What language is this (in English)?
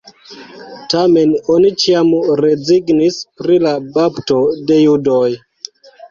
Esperanto